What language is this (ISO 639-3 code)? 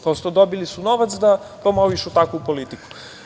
srp